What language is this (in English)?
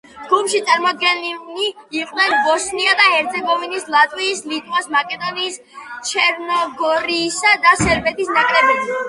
Georgian